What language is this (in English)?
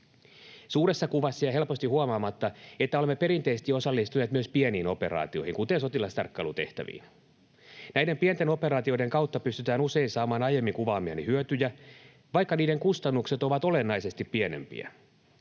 Finnish